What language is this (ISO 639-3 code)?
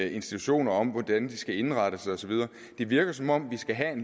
dan